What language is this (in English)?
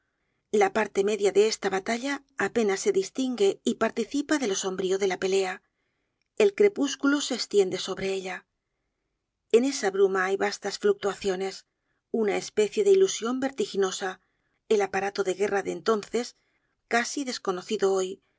Spanish